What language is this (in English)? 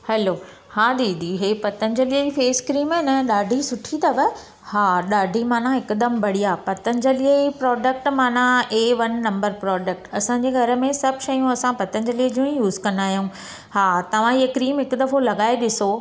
Sindhi